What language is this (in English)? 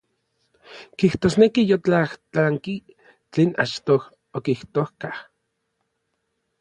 Orizaba Nahuatl